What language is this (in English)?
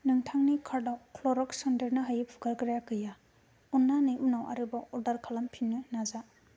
Bodo